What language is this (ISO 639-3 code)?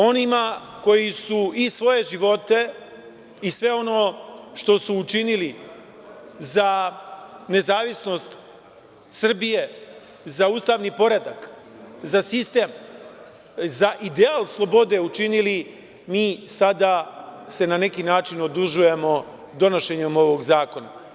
srp